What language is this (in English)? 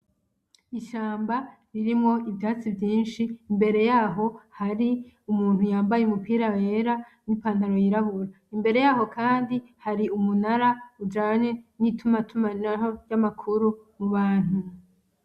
Rundi